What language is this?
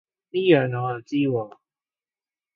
Cantonese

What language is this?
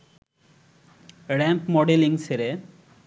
Bangla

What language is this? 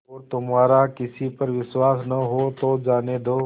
Hindi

